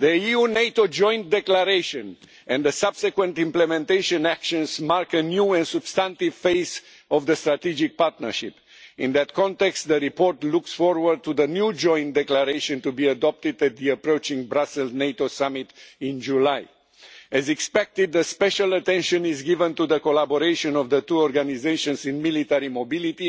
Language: English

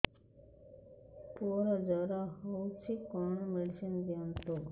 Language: Odia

